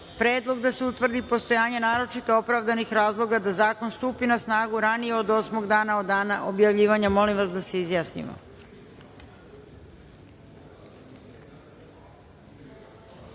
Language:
Serbian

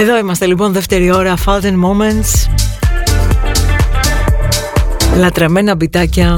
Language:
Greek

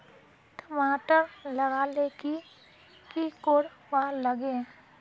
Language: Magahi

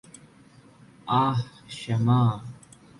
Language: Malayalam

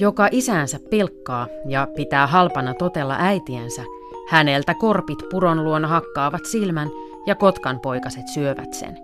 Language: Finnish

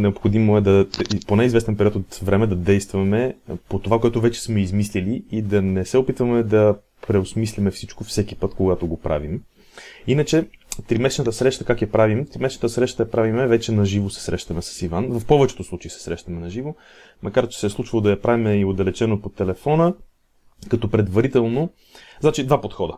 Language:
Bulgarian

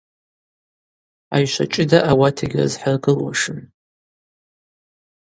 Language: Abaza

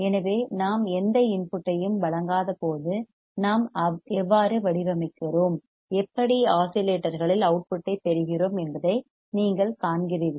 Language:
Tamil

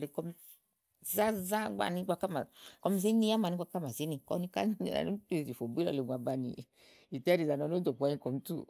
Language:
Igo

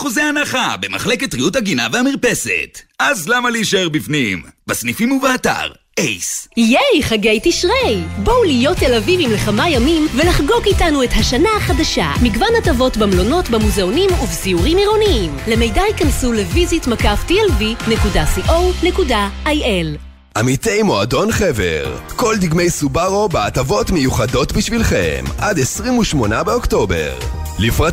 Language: Hebrew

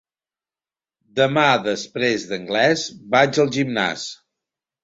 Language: Catalan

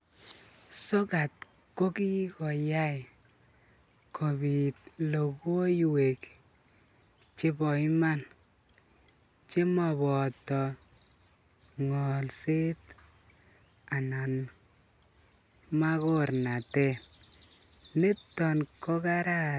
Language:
Kalenjin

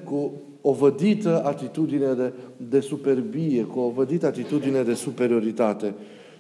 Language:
Romanian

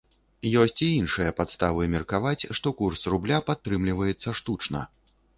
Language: Belarusian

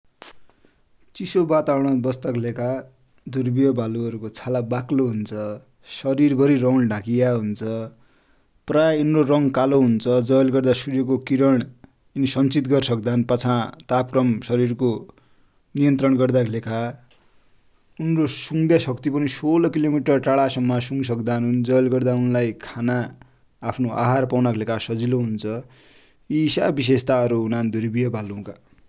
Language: Dotyali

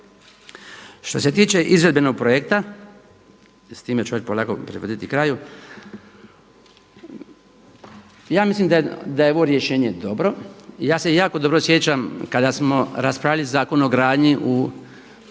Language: Croatian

